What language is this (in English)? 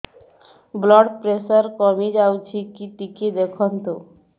Odia